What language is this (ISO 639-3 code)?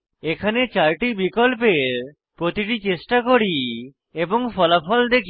ben